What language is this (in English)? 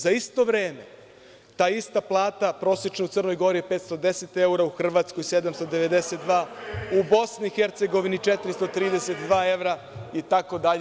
Serbian